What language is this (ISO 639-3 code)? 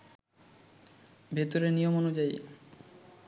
ben